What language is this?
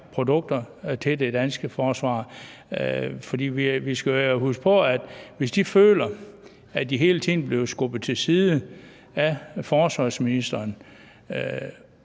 Danish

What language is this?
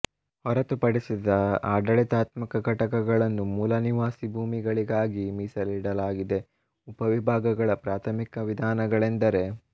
Kannada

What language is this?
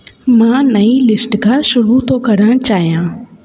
Sindhi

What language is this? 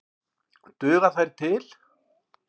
Icelandic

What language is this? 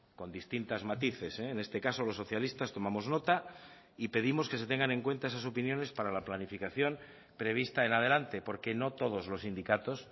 Spanish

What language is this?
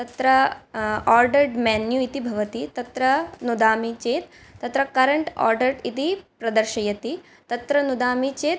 Sanskrit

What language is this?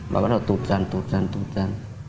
Vietnamese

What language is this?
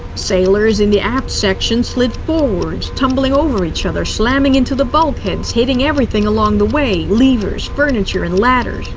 English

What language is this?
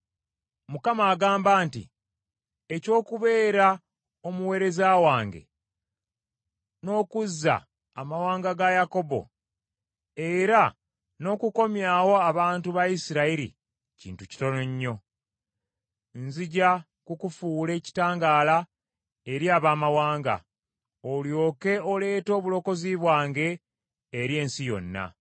Ganda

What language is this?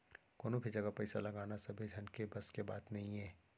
Chhattisgarhi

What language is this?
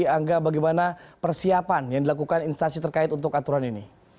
Indonesian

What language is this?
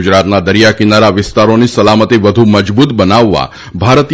Gujarati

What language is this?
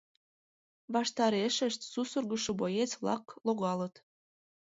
Mari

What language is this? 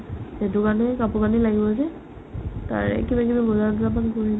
Assamese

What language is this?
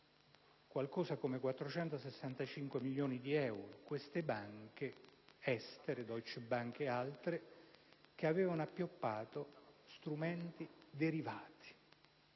Italian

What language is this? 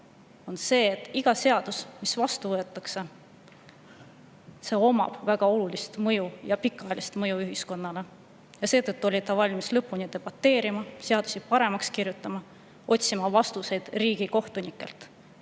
Estonian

